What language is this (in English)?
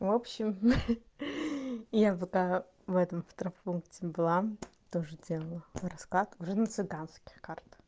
Russian